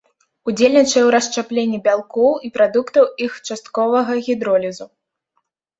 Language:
Belarusian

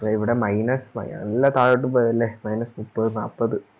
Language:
Malayalam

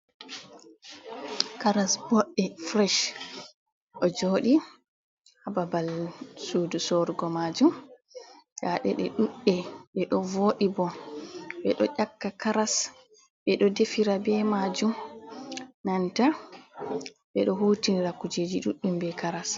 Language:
Fula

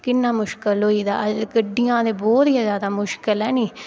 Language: Dogri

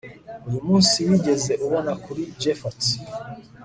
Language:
Kinyarwanda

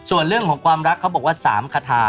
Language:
Thai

